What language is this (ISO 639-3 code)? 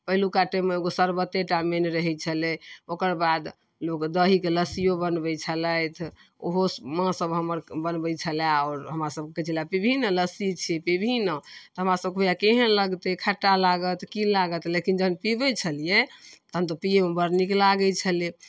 mai